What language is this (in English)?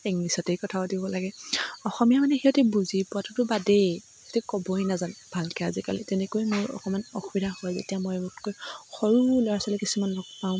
Assamese